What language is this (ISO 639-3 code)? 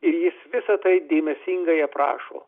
lit